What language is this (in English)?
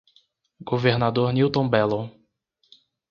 Portuguese